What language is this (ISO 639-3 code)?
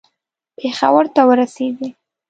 pus